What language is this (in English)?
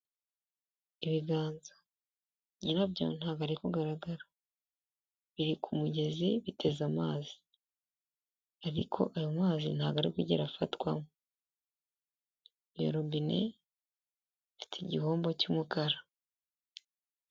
Kinyarwanda